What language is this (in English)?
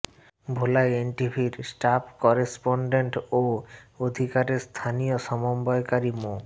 Bangla